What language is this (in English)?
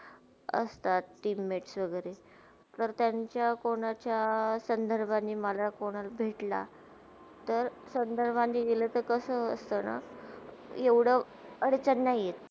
Marathi